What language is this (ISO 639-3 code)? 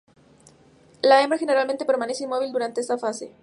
spa